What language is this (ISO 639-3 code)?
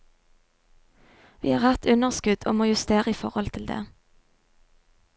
nor